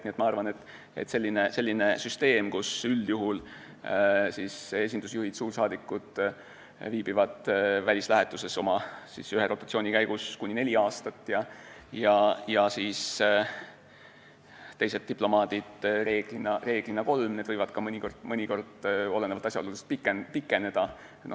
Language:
Estonian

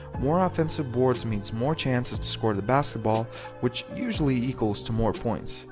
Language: English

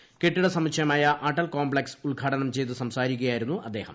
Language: Malayalam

